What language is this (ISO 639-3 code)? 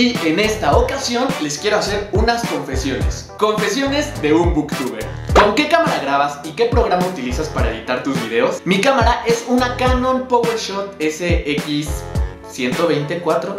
spa